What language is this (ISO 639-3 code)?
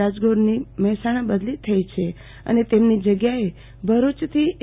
guj